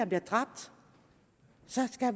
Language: Danish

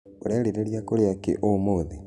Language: Kikuyu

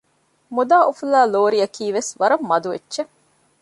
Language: Divehi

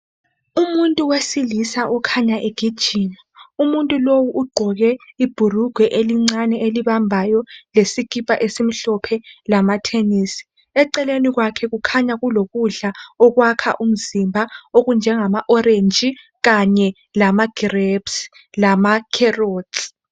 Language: North Ndebele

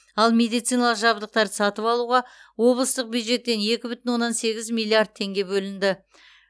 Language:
Kazakh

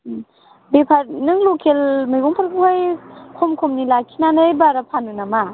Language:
Bodo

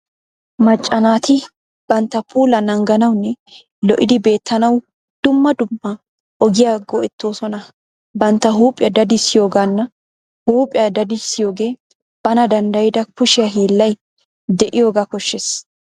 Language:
Wolaytta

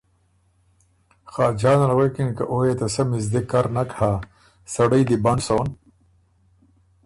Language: Ormuri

